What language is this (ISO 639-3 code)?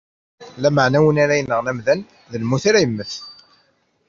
kab